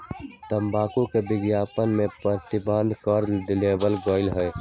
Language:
Magahi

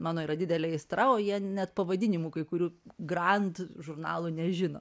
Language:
Lithuanian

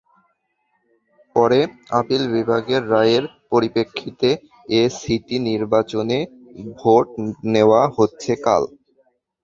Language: Bangla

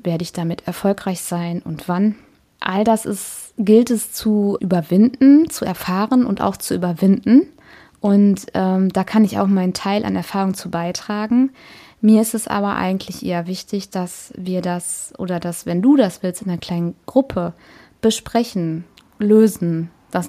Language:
German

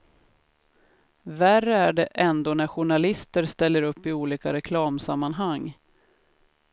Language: Swedish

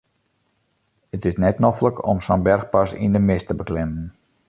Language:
Western Frisian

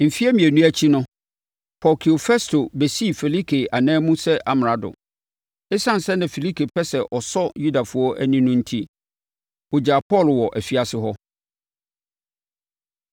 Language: Akan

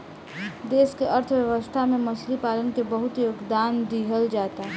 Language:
Bhojpuri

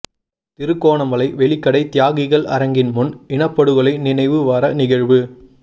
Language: Tamil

